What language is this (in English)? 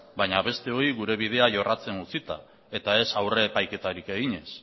Basque